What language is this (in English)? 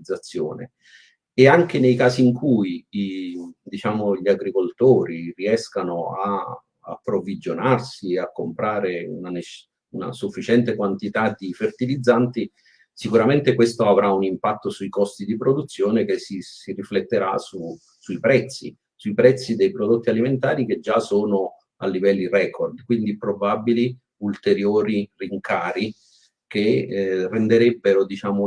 Italian